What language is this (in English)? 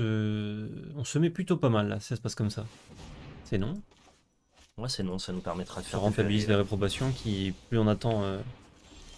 French